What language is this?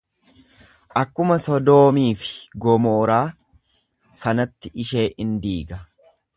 Oromo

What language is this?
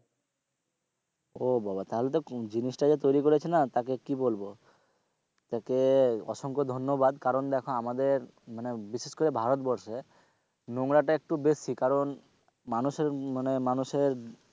Bangla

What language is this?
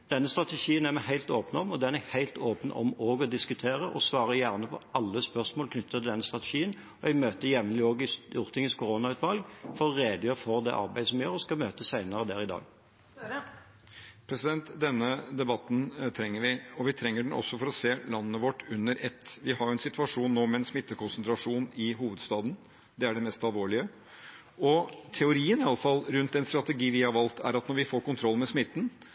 Norwegian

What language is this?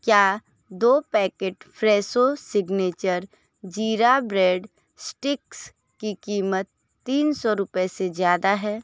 Hindi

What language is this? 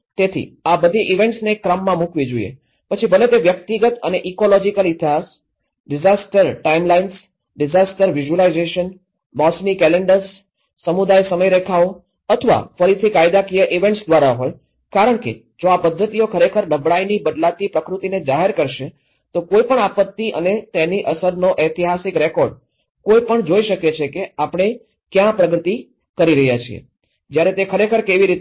Gujarati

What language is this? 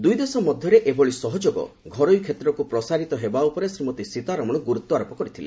Odia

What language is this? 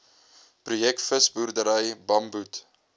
Afrikaans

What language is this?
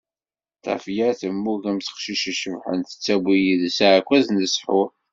Kabyle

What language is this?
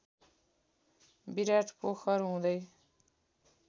Nepali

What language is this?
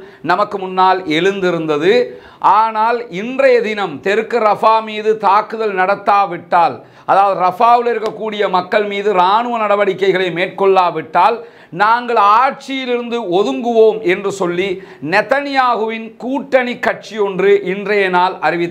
Romanian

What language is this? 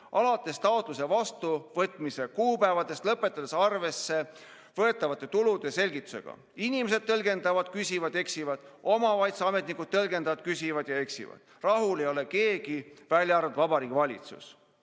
Estonian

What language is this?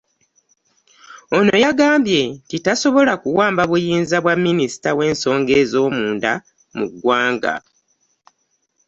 Ganda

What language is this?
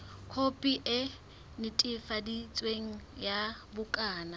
Southern Sotho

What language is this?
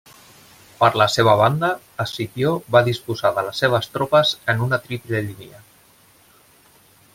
Catalan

